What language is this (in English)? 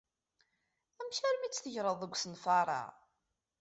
Kabyle